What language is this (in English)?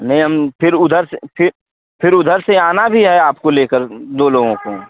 Hindi